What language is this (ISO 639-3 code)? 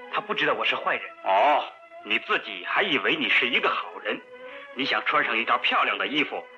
zho